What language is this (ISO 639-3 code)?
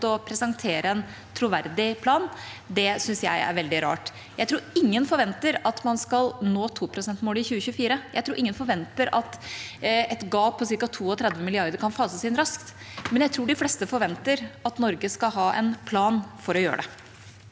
nor